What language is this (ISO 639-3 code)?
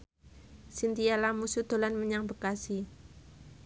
jav